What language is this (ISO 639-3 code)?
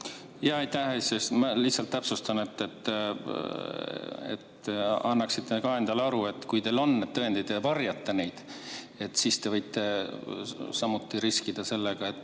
est